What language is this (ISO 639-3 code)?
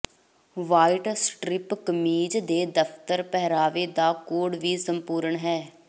pan